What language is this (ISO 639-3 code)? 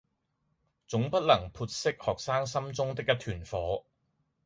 yue